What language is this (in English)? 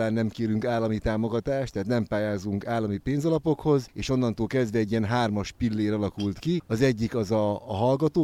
Hungarian